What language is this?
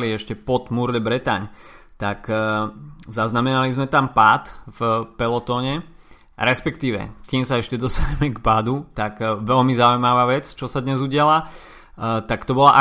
Slovak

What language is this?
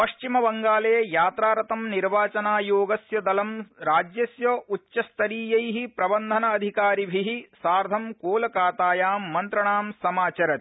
Sanskrit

